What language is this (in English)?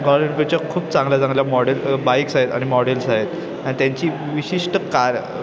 Marathi